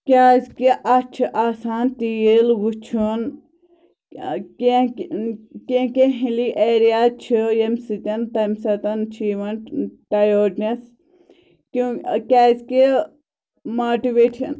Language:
Kashmiri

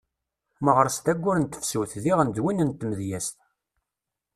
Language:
Kabyle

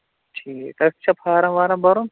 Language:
Kashmiri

